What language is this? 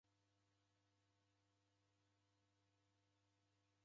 Taita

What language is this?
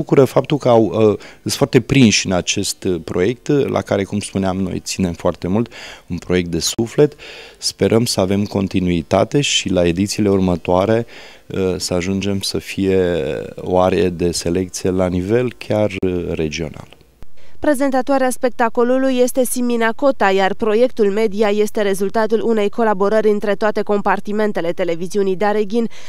Romanian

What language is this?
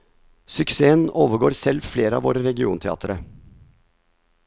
Norwegian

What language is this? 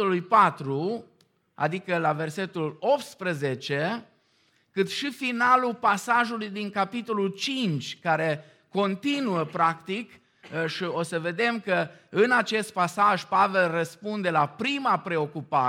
Romanian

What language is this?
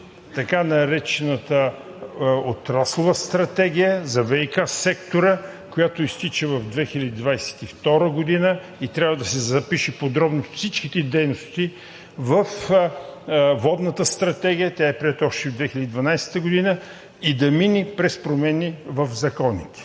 Bulgarian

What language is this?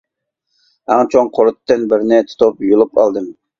Uyghur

